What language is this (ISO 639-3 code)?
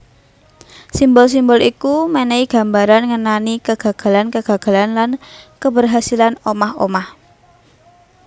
jav